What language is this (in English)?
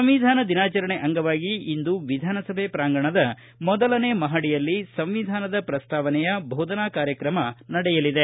Kannada